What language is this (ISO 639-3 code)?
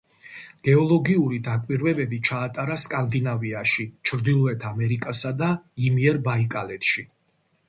kat